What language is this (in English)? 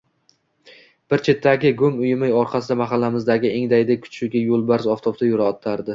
Uzbek